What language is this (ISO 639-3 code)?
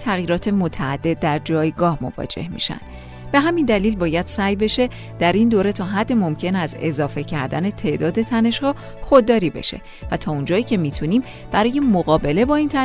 fas